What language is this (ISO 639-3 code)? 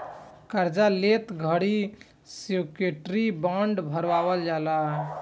bho